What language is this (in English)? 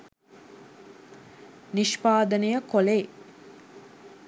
Sinhala